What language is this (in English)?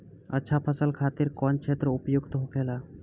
Bhojpuri